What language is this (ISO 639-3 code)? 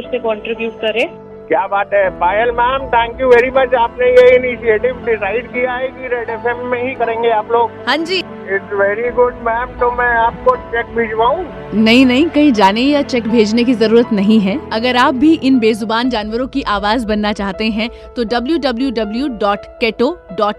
hin